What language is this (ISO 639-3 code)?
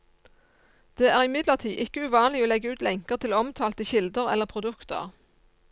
nor